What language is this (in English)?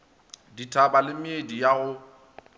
Northern Sotho